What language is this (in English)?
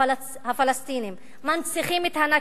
Hebrew